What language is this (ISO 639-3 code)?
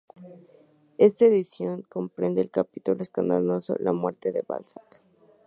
spa